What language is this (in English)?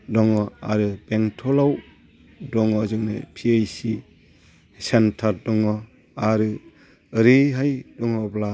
Bodo